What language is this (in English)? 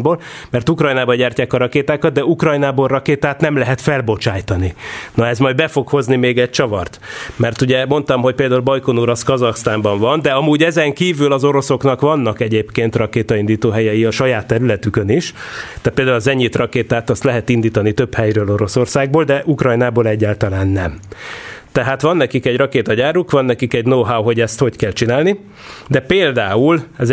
Hungarian